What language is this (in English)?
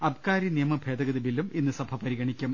Malayalam